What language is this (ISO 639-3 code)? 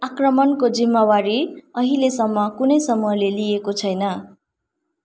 nep